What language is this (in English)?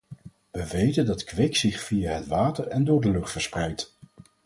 Dutch